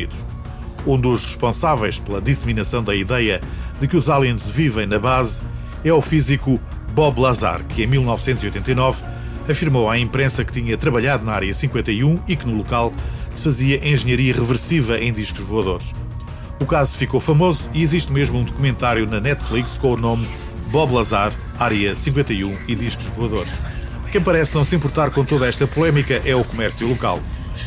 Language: Portuguese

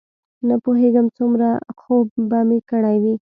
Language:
Pashto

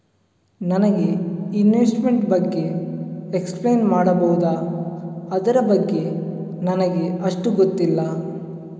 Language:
Kannada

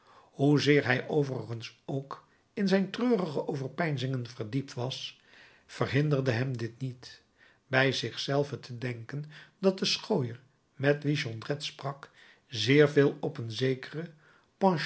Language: Dutch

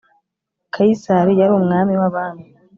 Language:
Kinyarwanda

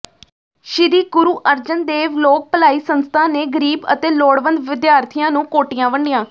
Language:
Punjabi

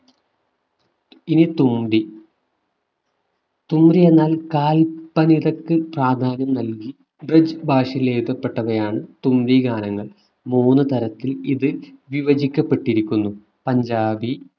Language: Malayalam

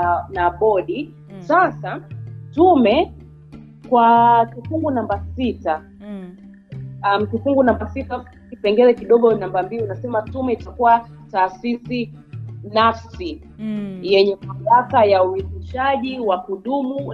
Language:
Swahili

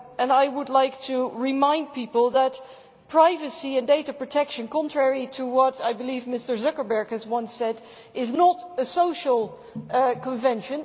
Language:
English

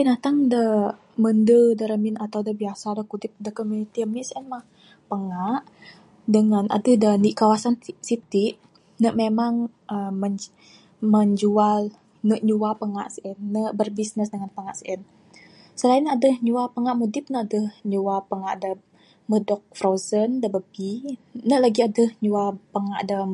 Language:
Bukar-Sadung Bidayuh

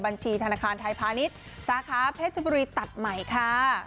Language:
Thai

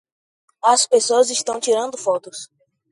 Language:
Portuguese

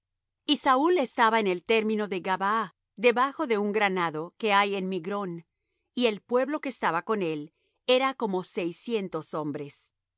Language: Spanish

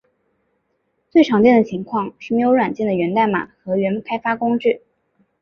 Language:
Chinese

